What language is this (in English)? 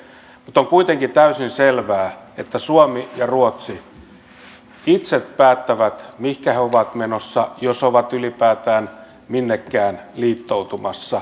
Finnish